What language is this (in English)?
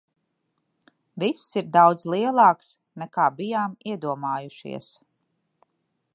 Latvian